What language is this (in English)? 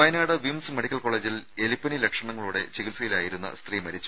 Malayalam